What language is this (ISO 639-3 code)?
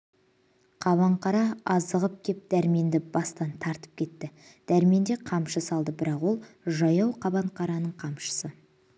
kaz